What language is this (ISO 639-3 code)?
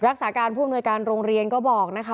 tha